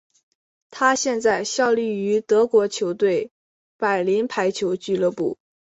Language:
Chinese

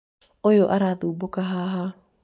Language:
Kikuyu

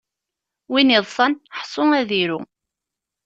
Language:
Kabyle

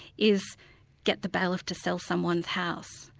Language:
English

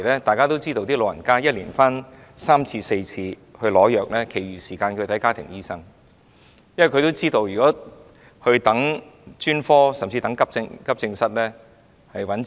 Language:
Cantonese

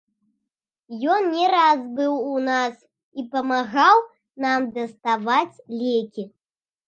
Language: Belarusian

